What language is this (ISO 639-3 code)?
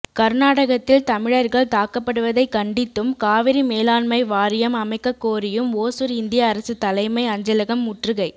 tam